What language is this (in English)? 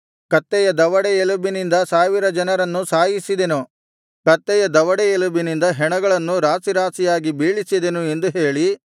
Kannada